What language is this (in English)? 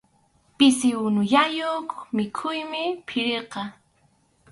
Arequipa-La Unión Quechua